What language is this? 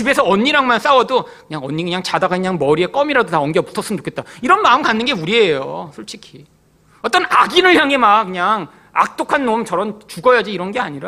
Korean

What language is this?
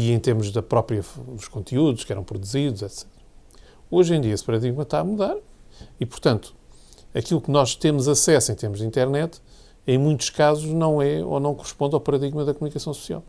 Portuguese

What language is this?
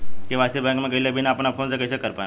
Bhojpuri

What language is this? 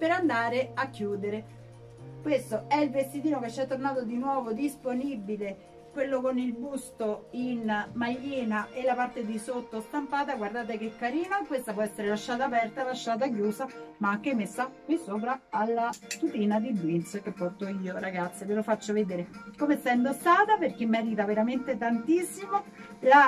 Italian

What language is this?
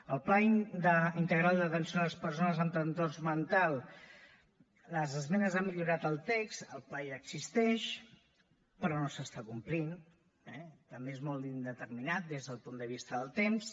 Catalan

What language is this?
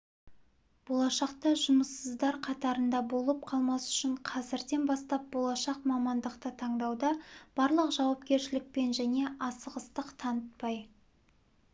Kazakh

